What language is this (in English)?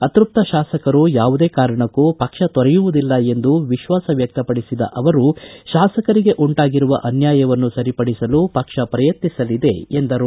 Kannada